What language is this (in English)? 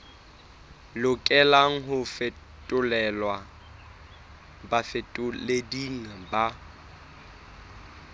Southern Sotho